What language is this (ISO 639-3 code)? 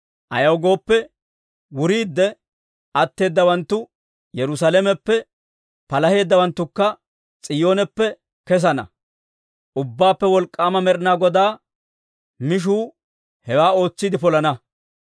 dwr